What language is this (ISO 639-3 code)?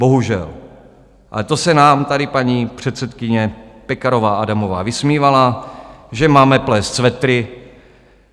ces